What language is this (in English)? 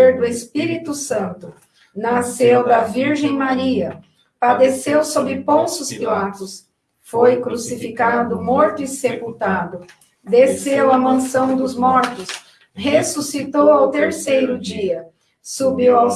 Portuguese